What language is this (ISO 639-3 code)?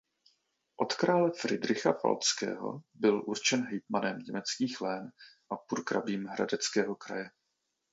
ces